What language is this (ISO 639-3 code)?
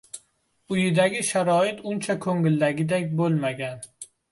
uzb